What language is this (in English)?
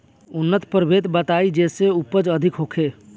Bhojpuri